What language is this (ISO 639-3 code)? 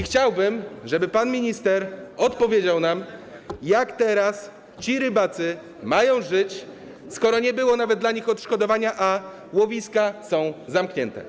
pol